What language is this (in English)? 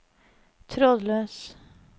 Norwegian